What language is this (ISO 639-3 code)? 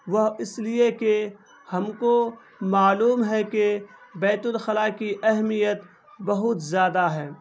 urd